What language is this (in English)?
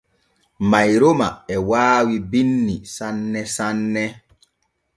Borgu Fulfulde